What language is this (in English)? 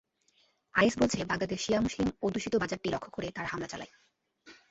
Bangla